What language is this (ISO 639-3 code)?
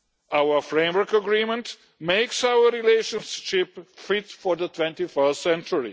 eng